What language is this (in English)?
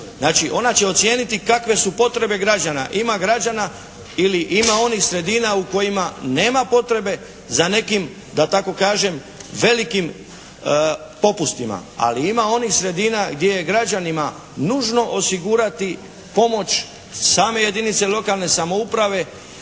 Croatian